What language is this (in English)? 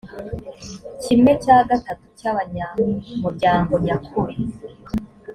Kinyarwanda